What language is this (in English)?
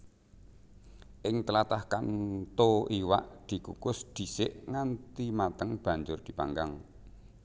Javanese